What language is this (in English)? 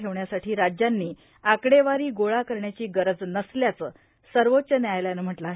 Marathi